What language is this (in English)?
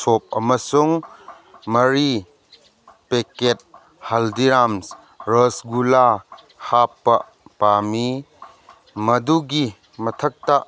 Manipuri